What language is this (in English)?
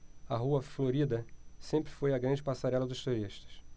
Portuguese